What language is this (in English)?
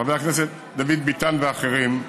Hebrew